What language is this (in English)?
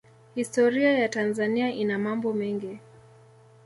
Swahili